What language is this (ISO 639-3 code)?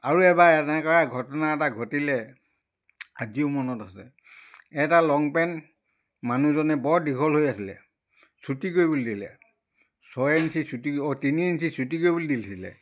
asm